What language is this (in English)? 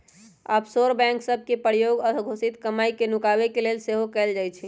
Magahi